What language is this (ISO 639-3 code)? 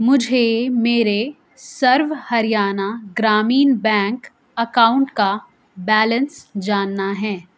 urd